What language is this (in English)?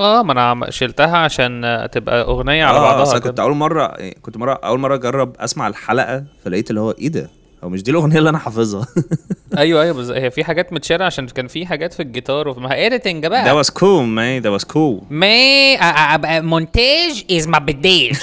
Arabic